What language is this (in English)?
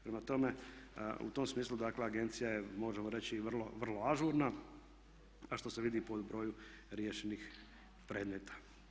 Croatian